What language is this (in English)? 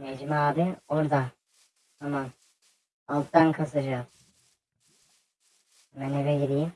Turkish